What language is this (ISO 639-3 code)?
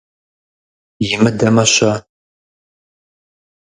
kbd